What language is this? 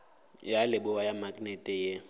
Northern Sotho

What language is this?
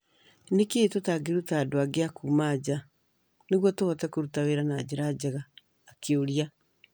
Kikuyu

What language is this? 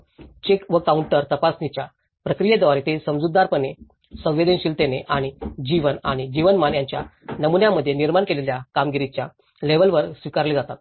Marathi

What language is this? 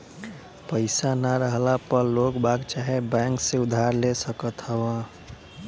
Bhojpuri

